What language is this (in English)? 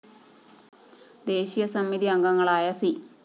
Malayalam